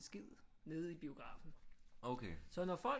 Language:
Danish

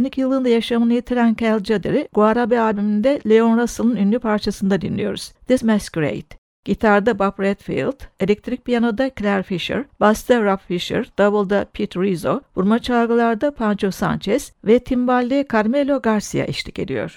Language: Turkish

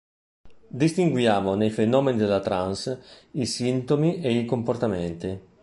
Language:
Italian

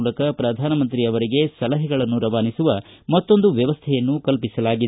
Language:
Kannada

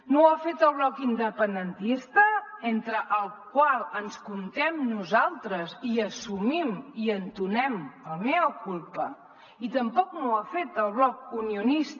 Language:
Catalan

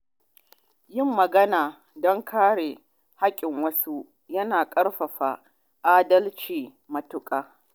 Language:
Hausa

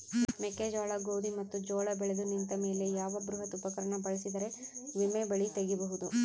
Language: Kannada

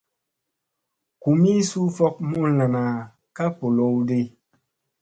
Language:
Musey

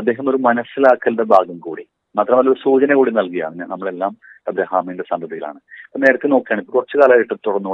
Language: Malayalam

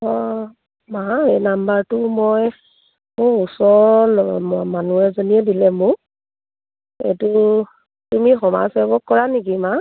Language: Assamese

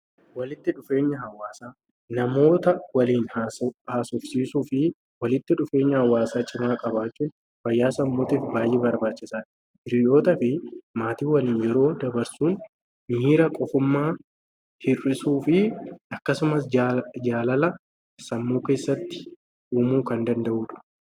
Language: Oromo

